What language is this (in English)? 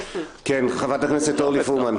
Hebrew